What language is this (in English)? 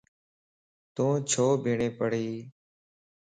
Lasi